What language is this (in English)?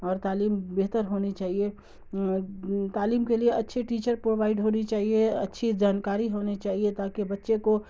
Urdu